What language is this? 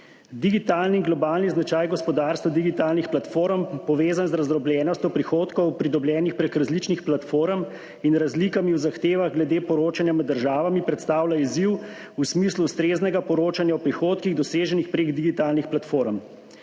Slovenian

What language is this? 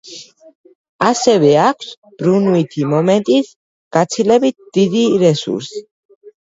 Georgian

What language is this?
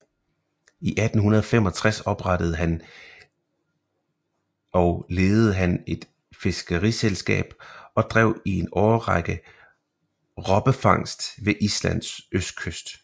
Danish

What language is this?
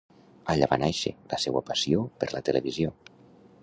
Catalan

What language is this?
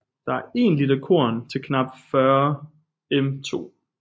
Danish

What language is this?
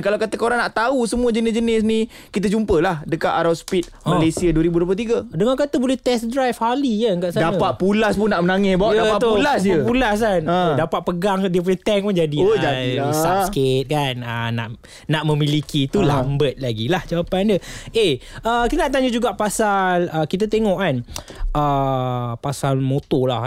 Malay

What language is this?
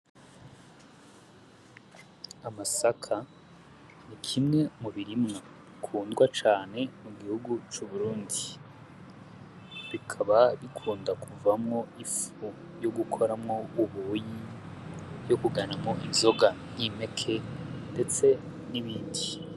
Rundi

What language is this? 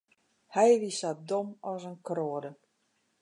Western Frisian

